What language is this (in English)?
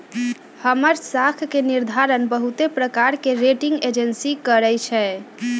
Magahi